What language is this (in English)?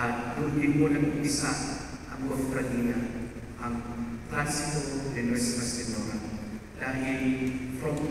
Filipino